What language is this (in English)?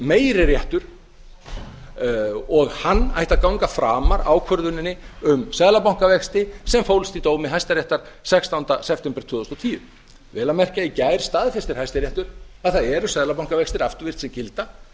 Icelandic